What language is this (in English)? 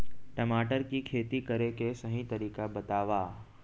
Chhattisgarhi